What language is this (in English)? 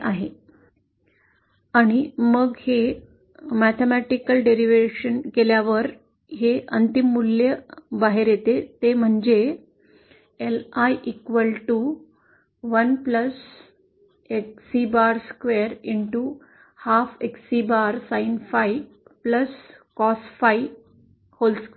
Marathi